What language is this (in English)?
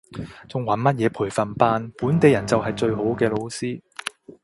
Cantonese